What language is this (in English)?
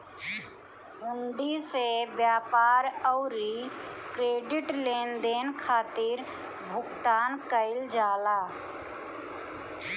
Bhojpuri